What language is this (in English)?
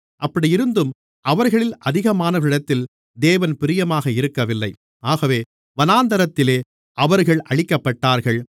Tamil